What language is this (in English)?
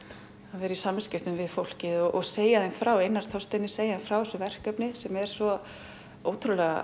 Icelandic